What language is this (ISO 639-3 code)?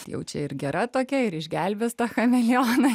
lit